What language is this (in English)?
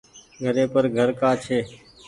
Goaria